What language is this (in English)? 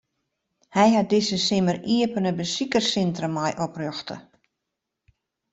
Western Frisian